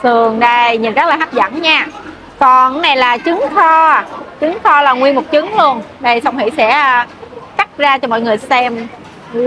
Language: Vietnamese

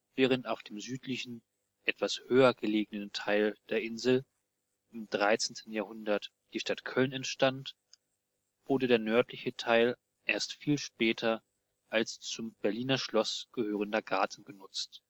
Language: German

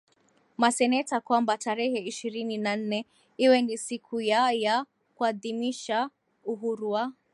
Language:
Swahili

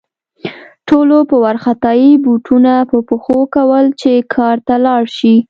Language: Pashto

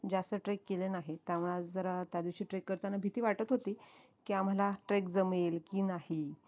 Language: Marathi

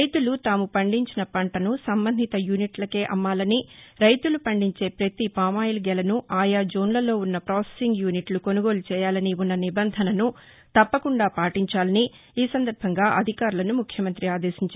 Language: Telugu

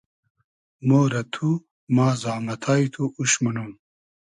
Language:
Hazaragi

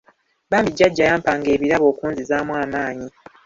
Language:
Ganda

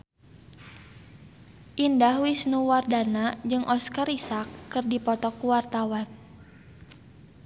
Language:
Sundanese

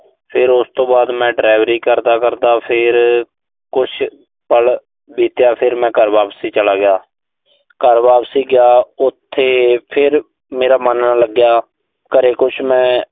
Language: Punjabi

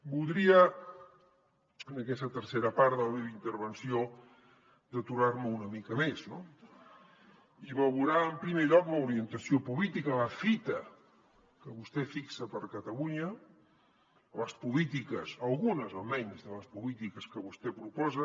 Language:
Catalan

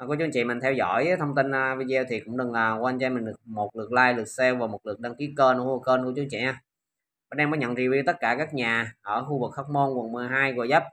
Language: Vietnamese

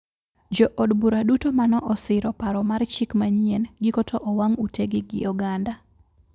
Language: Luo (Kenya and Tanzania)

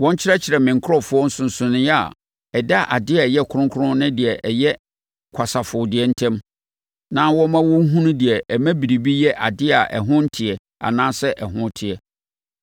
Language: Akan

